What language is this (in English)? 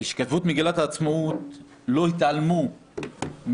Hebrew